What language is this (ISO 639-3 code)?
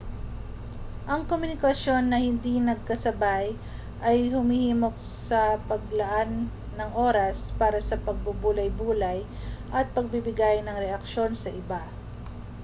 fil